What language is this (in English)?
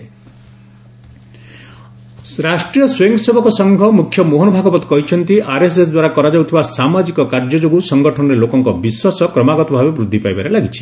Odia